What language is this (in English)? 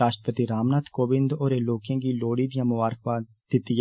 Dogri